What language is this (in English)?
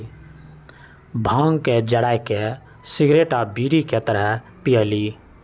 Magahi